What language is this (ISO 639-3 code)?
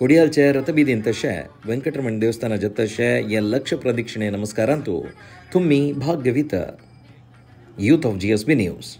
ron